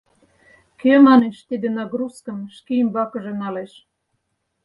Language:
Mari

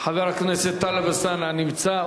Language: Hebrew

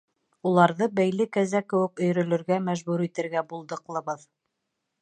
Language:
Bashkir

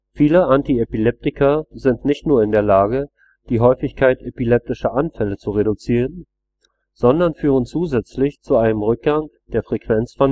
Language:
German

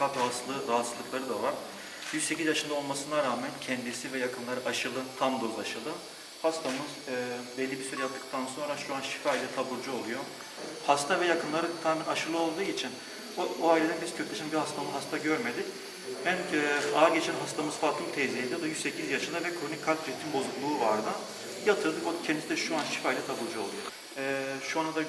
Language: Turkish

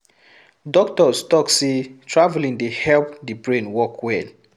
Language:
Nigerian Pidgin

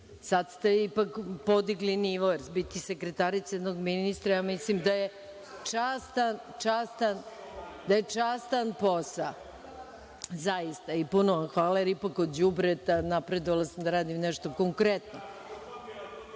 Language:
Serbian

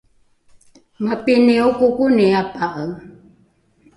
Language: Rukai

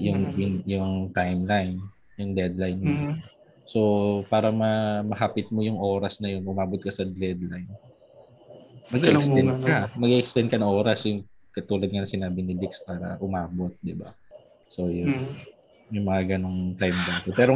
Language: Filipino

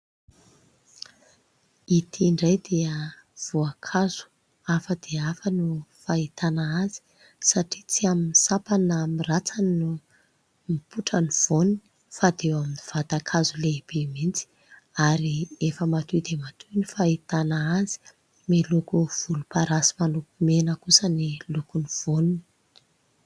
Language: Malagasy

